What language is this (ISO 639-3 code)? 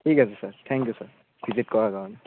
asm